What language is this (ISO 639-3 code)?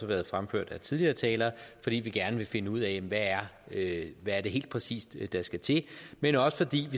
dan